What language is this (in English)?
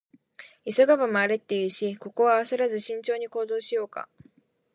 Japanese